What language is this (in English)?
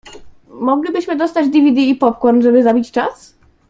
Polish